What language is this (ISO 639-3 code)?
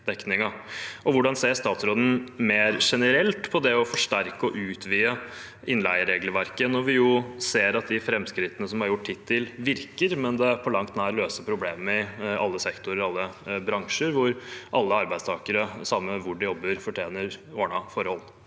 nor